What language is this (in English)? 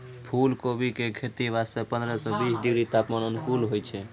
Maithili